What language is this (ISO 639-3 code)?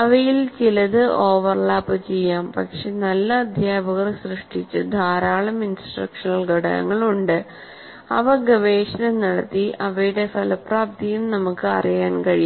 mal